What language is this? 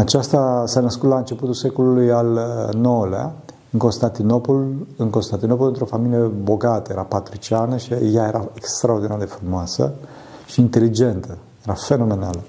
Romanian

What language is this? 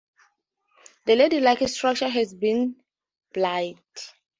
English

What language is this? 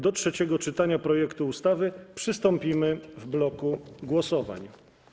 Polish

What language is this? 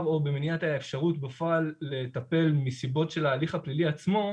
Hebrew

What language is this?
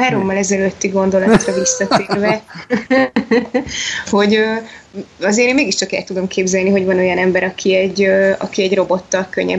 Hungarian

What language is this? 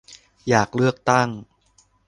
Thai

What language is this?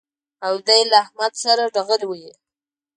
Pashto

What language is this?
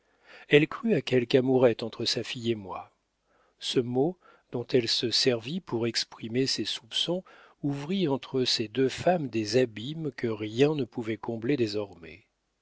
French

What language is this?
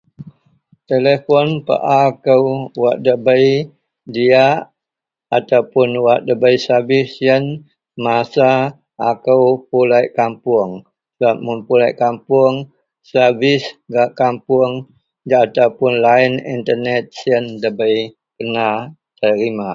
Central Melanau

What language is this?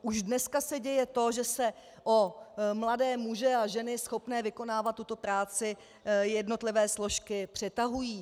Czech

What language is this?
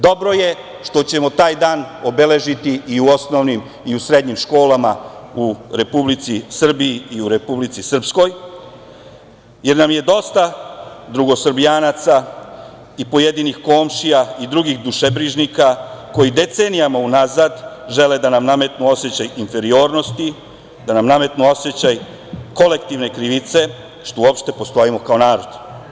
Serbian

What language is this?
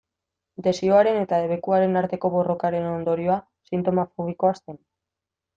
Basque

